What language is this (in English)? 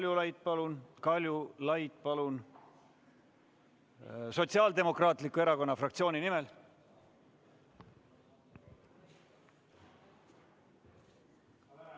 Estonian